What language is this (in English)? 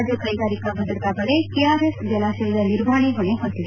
Kannada